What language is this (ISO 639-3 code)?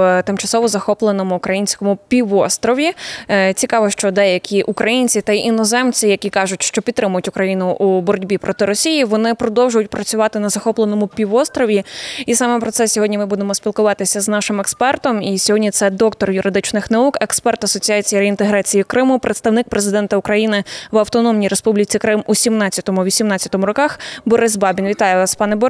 ukr